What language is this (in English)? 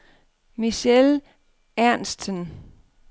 Danish